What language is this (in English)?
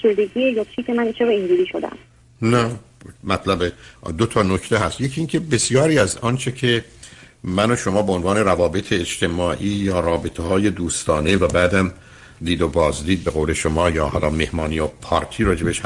Persian